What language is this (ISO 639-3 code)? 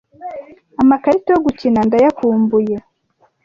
kin